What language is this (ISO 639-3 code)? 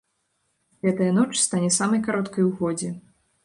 bel